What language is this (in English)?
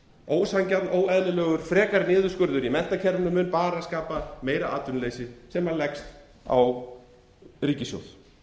Icelandic